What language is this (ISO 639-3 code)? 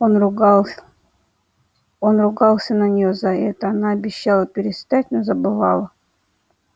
rus